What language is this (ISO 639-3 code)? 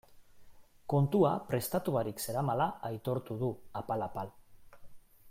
eus